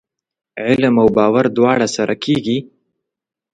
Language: Pashto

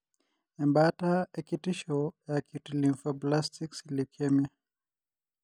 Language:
Masai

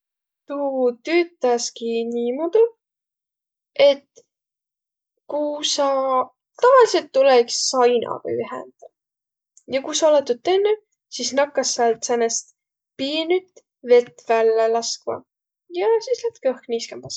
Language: Võro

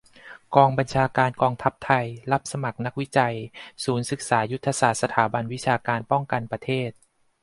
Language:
Thai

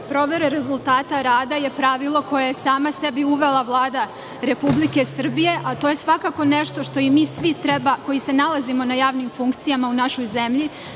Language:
Serbian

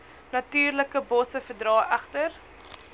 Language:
Afrikaans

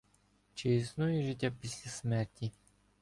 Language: Ukrainian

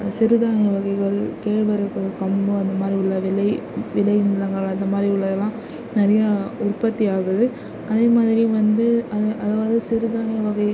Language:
Tamil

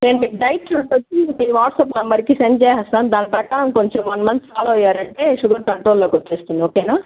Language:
Telugu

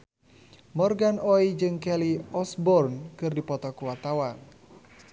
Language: Sundanese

